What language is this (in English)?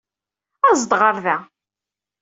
Kabyle